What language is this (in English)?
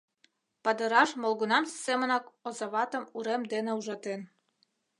Mari